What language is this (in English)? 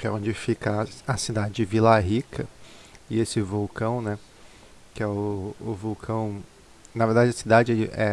Portuguese